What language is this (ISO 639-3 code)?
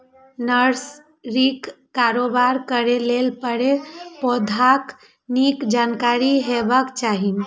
mai